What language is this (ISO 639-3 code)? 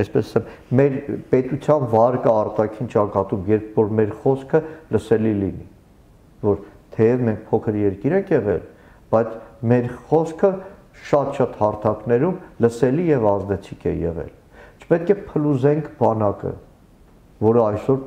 tur